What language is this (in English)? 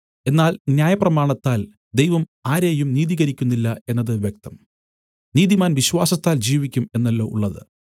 Malayalam